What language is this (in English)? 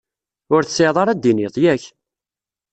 Kabyle